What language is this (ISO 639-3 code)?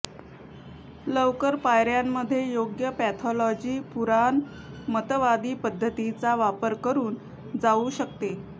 mar